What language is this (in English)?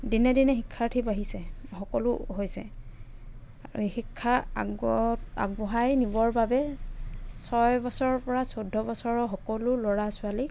Assamese